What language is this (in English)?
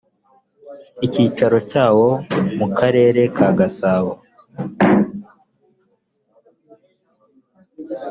Kinyarwanda